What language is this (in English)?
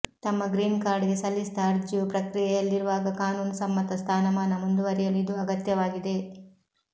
Kannada